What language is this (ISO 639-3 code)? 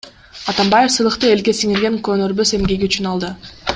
kir